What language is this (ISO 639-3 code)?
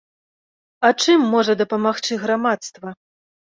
bel